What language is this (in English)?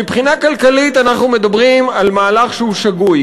Hebrew